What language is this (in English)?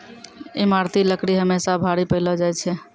Maithili